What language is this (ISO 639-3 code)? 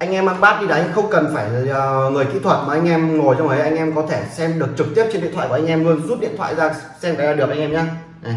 vie